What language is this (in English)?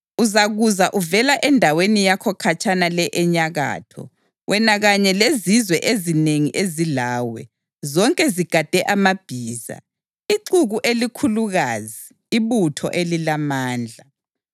North Ndebele